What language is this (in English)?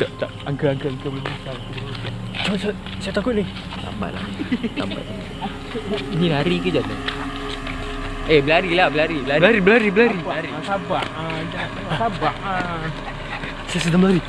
Malay